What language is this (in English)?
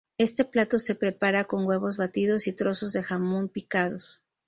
Spanish